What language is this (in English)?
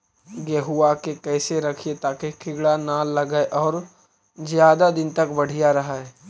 Magahi